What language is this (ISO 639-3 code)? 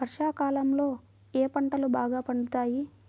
tel